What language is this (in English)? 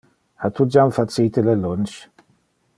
Interlingua